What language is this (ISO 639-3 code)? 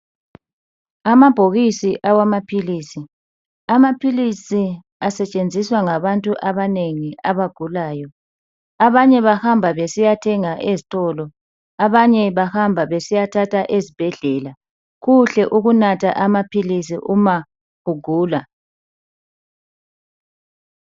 nde